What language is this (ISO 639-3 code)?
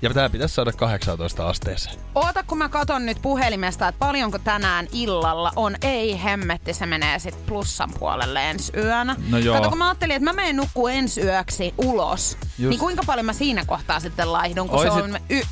fin